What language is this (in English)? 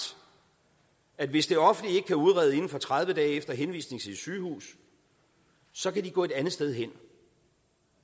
Danish